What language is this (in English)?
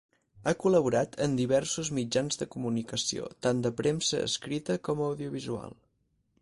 Catalan